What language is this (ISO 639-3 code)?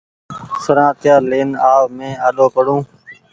gig